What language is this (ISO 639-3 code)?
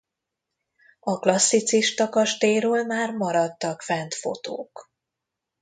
hun